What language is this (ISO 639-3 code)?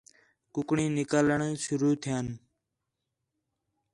xhe